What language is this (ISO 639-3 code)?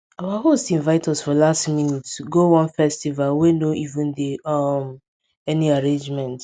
pcm